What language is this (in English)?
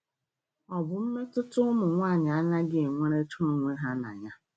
Igbo